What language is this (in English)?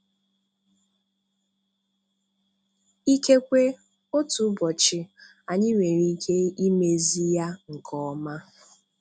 Igbo